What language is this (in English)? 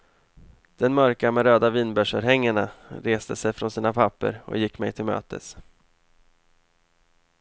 Swedish